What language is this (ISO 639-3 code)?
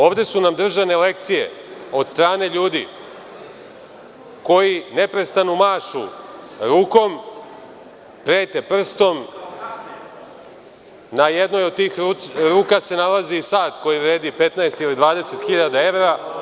srp